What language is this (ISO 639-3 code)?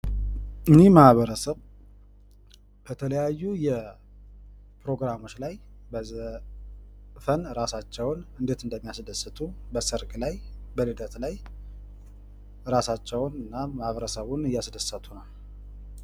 amh